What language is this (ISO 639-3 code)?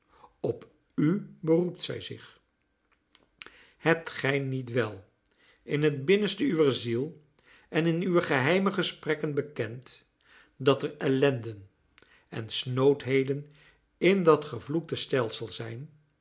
nld